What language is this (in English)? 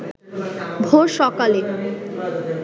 Bangla